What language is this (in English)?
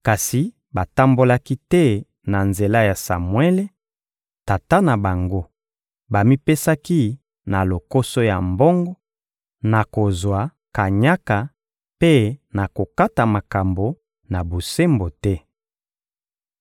Lingala